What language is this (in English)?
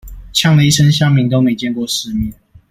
Chinese